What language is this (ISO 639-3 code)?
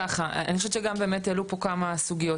heb